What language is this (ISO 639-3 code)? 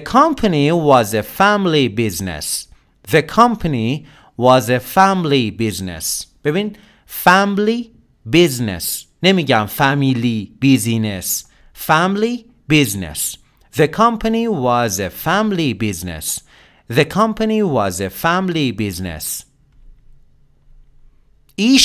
fas